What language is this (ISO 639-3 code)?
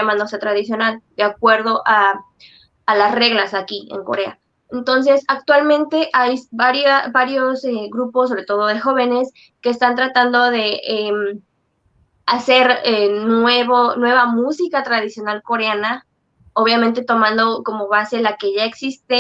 spa